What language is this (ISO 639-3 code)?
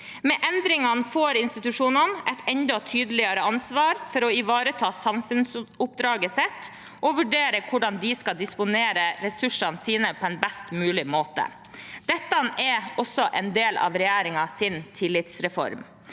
nor